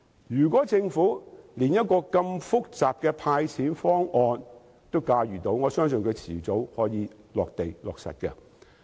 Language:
Cantonese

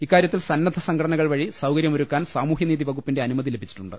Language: Malayalam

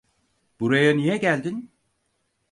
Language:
Turkish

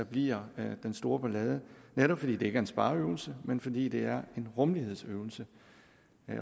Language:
Danish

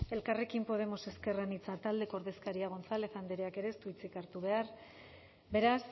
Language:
Basque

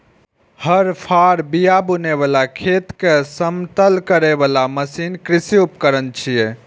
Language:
Maithili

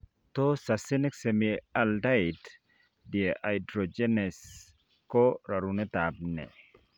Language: Kalenjin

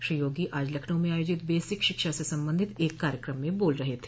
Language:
Hindi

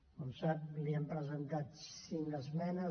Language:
Catalan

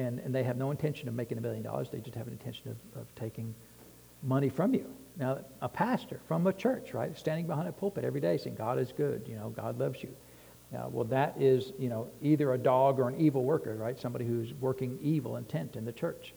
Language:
English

